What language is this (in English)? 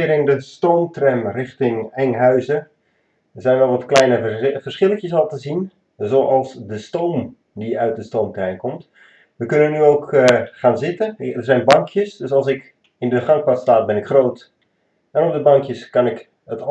Dutch